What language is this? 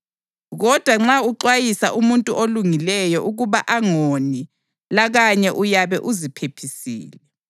North Ndebele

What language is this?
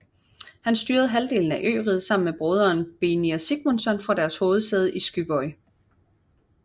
Danish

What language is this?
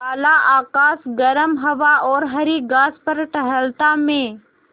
Hindi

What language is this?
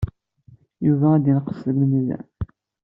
Kabyle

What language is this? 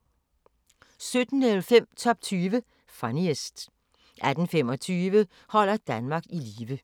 Danish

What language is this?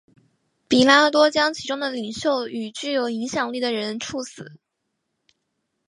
Chinese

